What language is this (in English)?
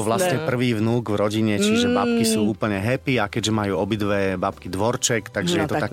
Slovak